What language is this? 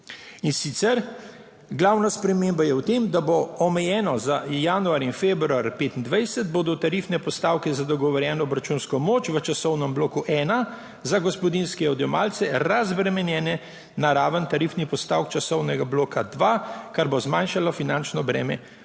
Slovenian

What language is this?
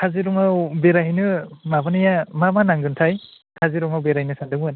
Bodo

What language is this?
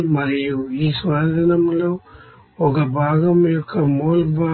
Telugu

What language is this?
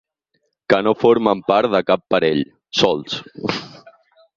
Catalan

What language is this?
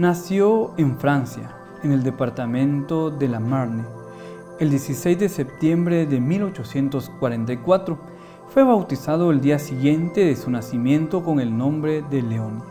Spanish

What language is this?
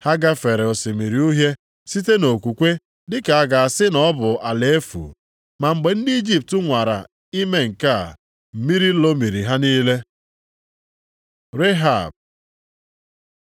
Igbo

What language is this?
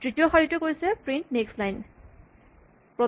Assamese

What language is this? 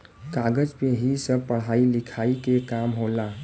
Bhojpuri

